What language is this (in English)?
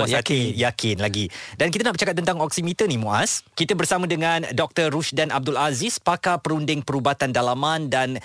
Malay